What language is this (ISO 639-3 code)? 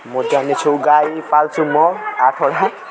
nep